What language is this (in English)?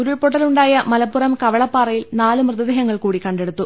Malayalam